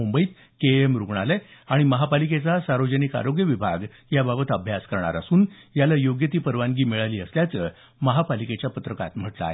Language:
Marathi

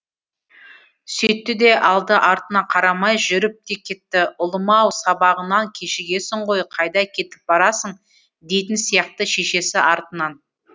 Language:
Kazakh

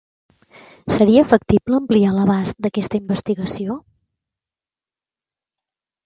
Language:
Catalan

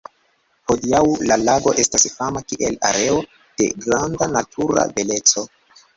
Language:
Esperanto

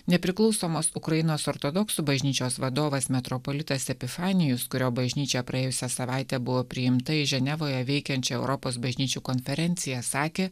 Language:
Lithuanian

